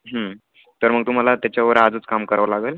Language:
Marathi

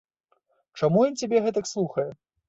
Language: Belarusian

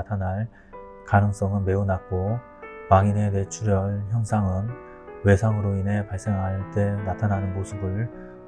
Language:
Korean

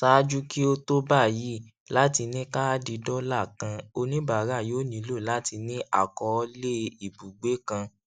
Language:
Yoruba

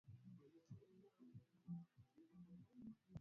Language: Swahili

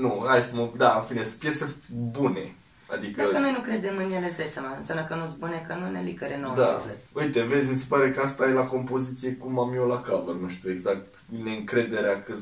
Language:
Romanian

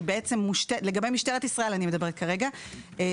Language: Hebrew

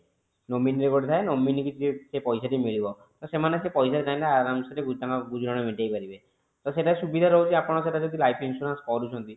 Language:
Odia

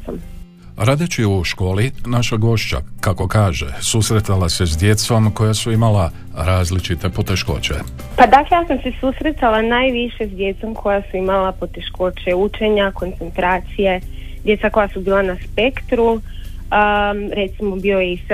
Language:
Croatian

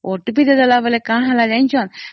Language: Odia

